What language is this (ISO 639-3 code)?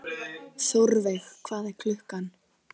isl